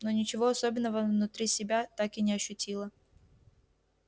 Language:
Russian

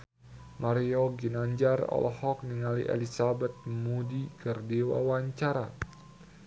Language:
Sundanese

